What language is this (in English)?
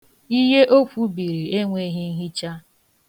Igbo